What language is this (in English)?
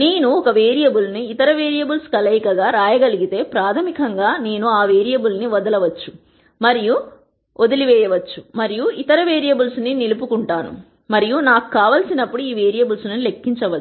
Telugu